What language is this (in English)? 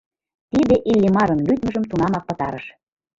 Mari